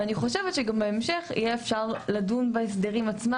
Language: Hebrew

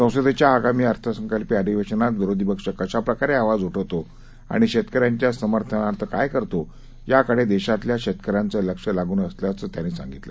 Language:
Marathi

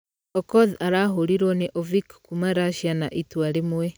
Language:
Kikuyu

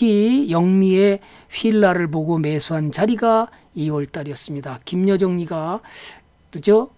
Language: Korean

